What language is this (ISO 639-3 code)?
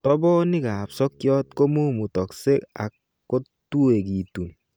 kln